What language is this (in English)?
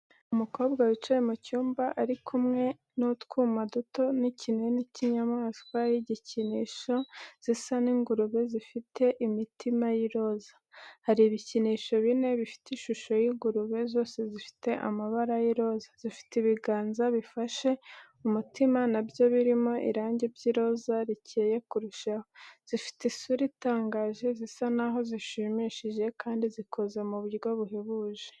Kinyarwanda